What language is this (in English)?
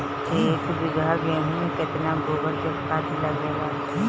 Bhojpuri